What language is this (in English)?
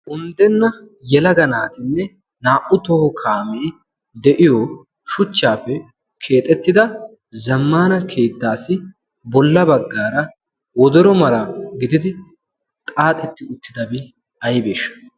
Wolaytta